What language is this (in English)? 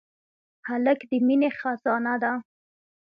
Pashto